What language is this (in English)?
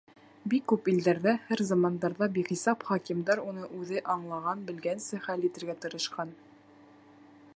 Bashkir